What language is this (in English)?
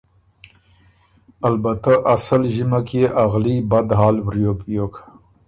Ormuri